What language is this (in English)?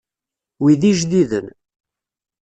Kabyle